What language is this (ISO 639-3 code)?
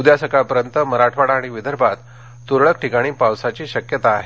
mar